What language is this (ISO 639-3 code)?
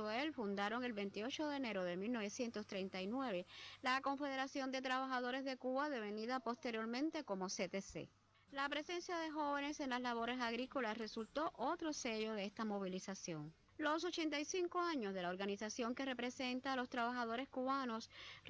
spa